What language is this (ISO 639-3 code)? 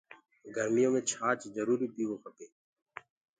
ggg